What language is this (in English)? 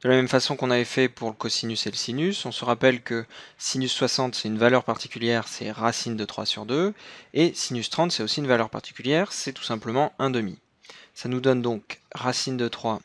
French